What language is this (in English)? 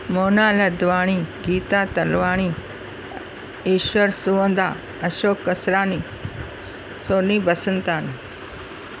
Sindhi